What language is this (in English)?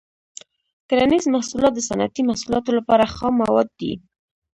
Pashto